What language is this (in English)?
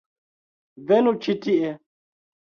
Esperanto